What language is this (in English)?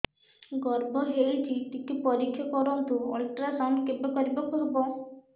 Odia